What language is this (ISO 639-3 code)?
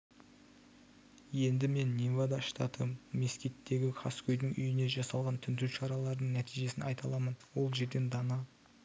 kaz